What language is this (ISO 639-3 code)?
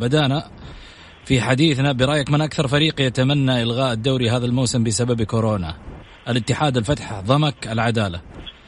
ara